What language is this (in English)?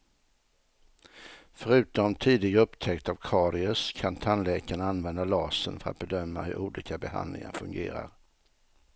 Swedish